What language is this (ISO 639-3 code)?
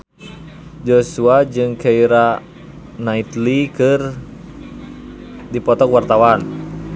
sun